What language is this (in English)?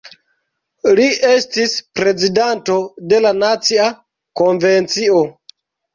Esperanto